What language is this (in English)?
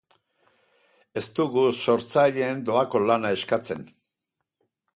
Basque